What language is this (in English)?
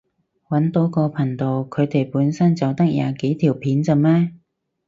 Cantonese